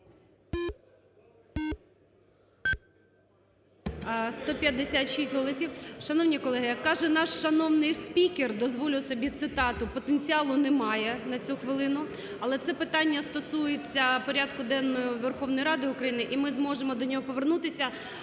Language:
Ukrainian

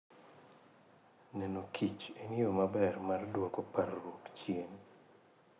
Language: Luo (Kenya and Tanzania)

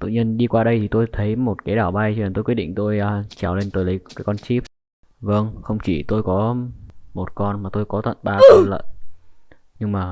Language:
Vietnamese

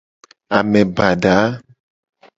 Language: Gen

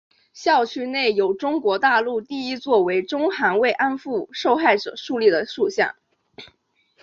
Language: Chinese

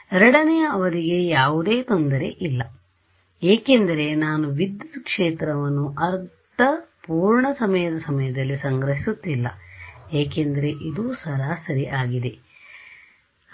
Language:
Kannada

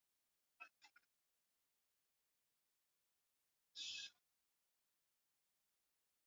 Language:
Swahili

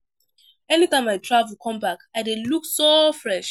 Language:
Nigerian Pidgin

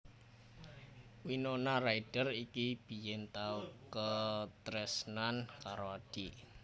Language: Javanese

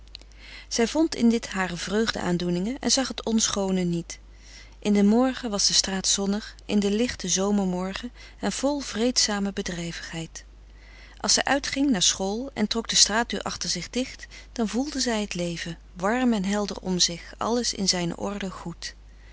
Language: Dutch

